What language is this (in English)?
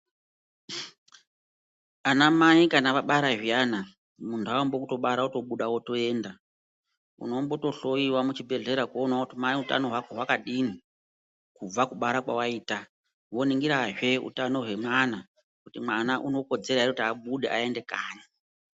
Ndau